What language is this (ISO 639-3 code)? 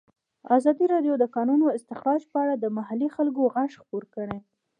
pus